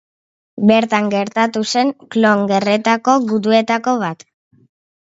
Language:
Basque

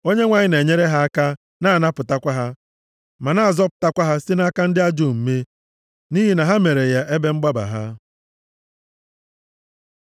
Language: Igbo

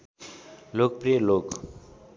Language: Nepali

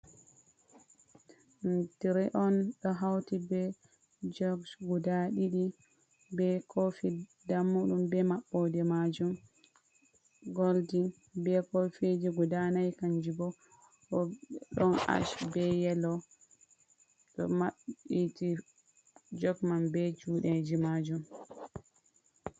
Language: Fula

